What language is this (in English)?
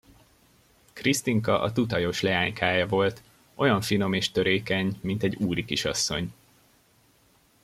Hungarian